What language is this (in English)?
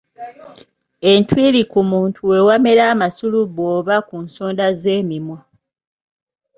Ganda